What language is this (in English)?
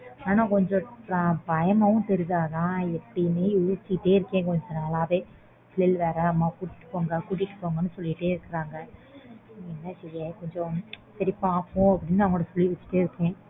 Tamil